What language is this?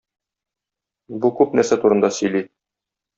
Tatar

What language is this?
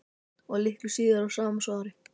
Icelandic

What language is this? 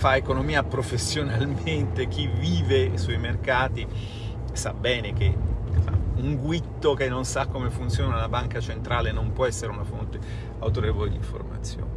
Italian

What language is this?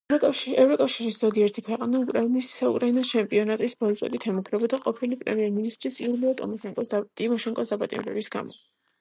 Georgian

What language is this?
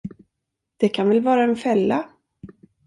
Swedish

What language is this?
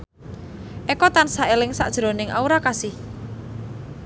Javanese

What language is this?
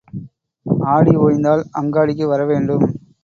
Tamil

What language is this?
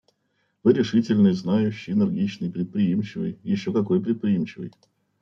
Russian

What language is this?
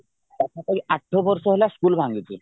Odia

